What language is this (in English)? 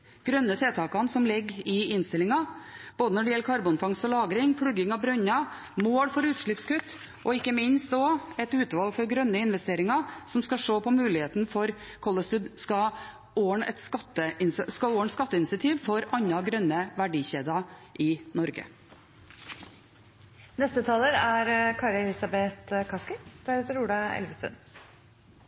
Norwegian Bokmål